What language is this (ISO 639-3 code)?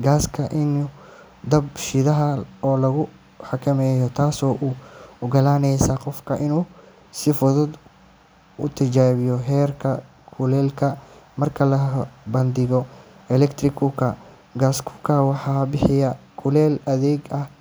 som